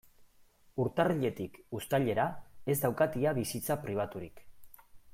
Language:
Basque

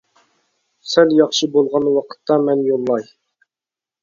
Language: Uyghur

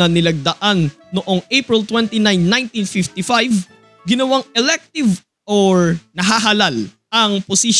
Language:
Filipino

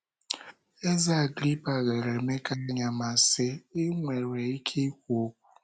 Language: Igbo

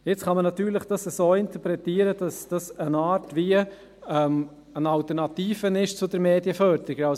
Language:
Swiss German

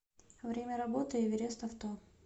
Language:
Russian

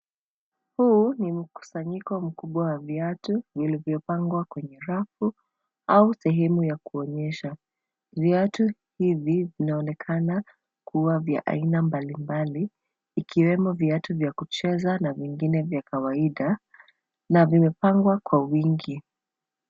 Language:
Swahili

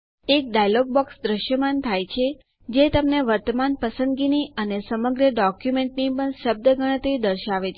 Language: Gujarati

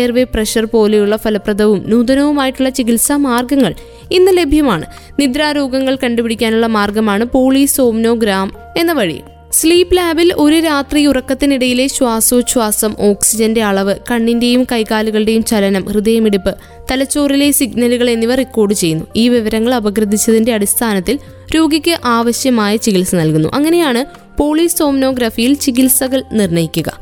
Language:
Malayalam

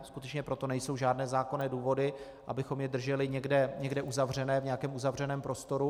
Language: Czech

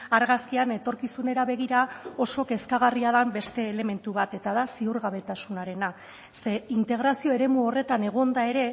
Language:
Basque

